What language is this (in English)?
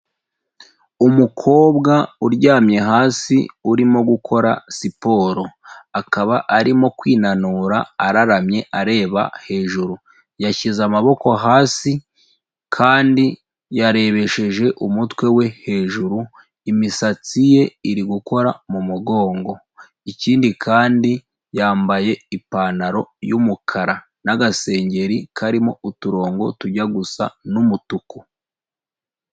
Kinyarwanda